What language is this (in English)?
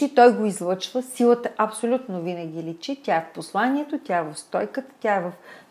Bulgarian